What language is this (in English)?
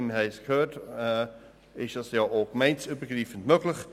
Swiss German